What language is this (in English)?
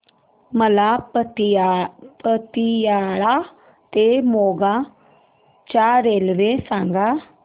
Marathi